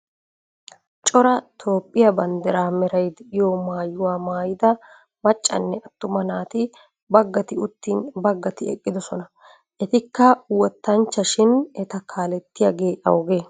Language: Wolaytta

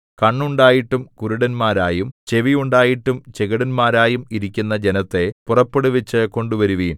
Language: Malayalam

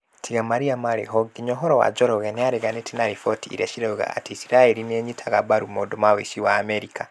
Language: Kikuyu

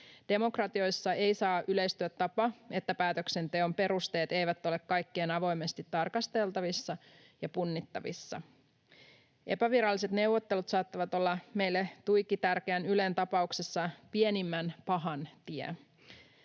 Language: Finnish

